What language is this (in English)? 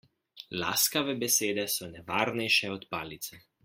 Slovenian